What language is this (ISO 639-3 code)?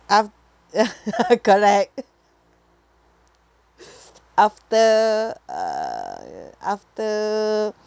eng